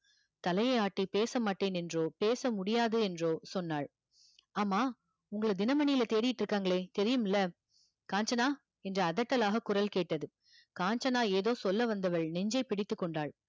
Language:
Tamil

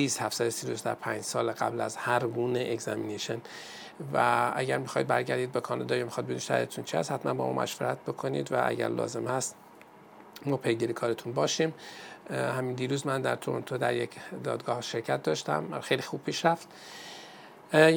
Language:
Persian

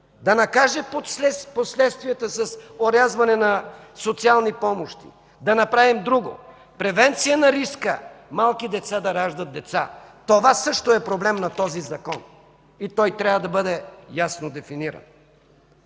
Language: Bulgarian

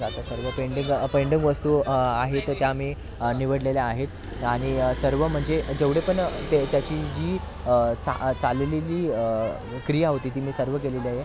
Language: Marathi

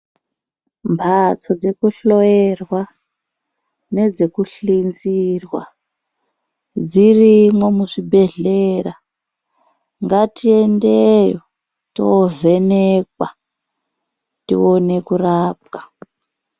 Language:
Ndau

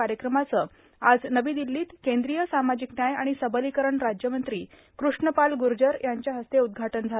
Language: Marathi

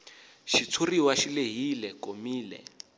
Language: Tsonga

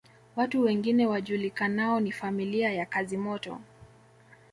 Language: Swahili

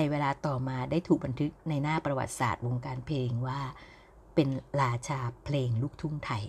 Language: Thai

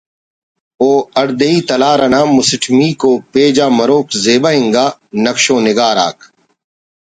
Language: Brahui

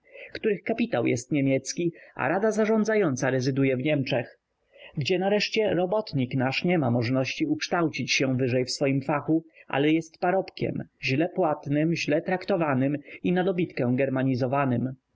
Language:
Polish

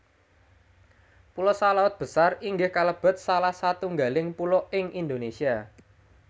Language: Javanese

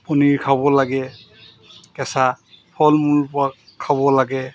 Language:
Assamese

